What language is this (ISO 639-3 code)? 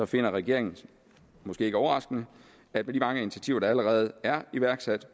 dan